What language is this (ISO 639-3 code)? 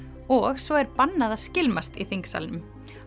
isl